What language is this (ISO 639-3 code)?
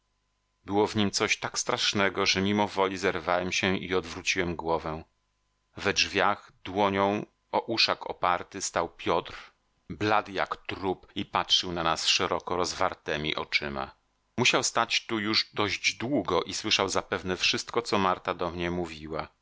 pol